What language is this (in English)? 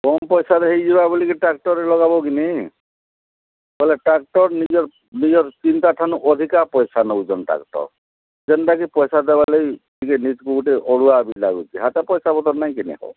Odia